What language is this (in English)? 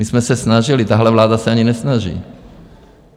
Czech